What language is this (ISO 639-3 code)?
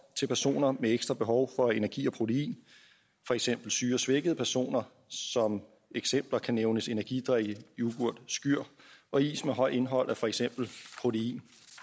dan